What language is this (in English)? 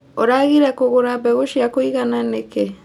Kikuyu